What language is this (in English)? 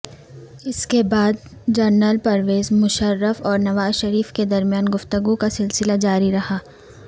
Urdu